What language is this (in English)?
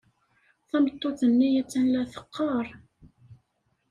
Kabyle